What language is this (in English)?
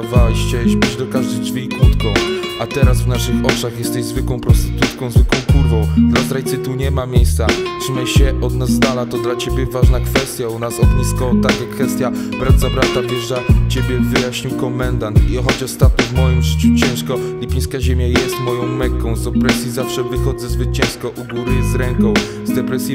Polish